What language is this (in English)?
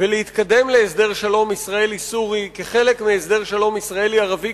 Hebrew